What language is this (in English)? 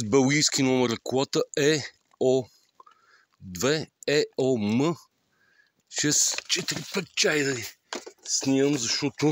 Bulgarian